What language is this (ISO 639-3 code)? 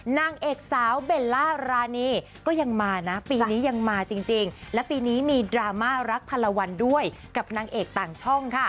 tha